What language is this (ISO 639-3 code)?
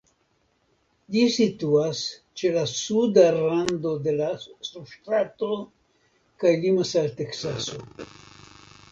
epo